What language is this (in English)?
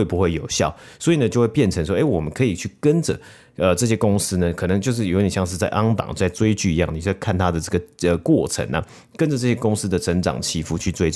Chinese